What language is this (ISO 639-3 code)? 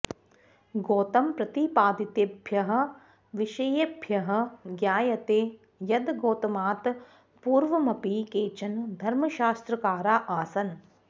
san